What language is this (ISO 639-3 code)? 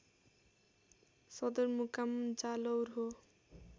nep